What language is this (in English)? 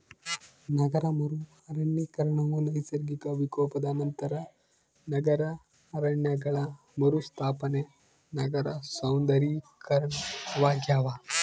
Kannada